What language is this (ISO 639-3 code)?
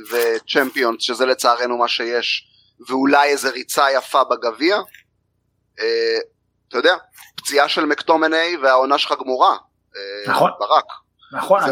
heb